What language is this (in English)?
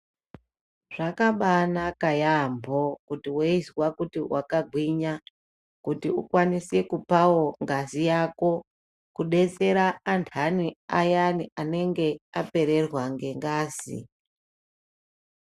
Ndau